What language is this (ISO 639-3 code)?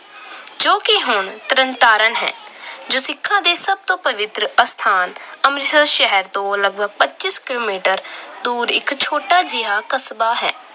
pan